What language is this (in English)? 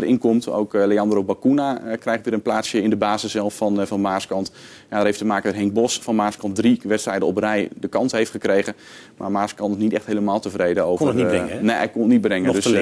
Dutch